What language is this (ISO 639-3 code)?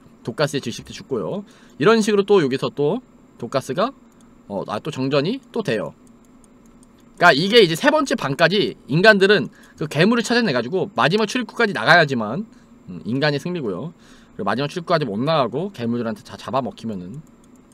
kor